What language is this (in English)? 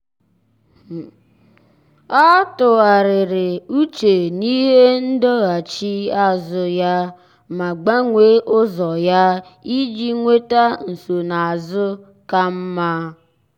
Igbo